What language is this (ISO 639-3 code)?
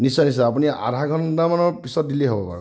asm